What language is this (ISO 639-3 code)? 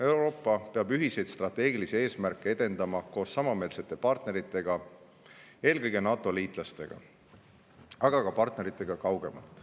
est